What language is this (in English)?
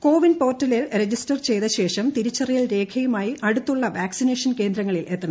Malayalam